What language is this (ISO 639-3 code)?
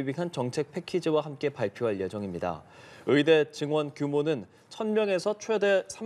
kor